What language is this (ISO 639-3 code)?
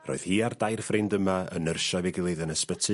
cym